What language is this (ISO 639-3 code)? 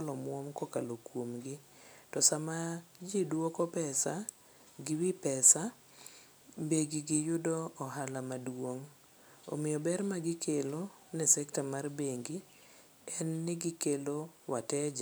luo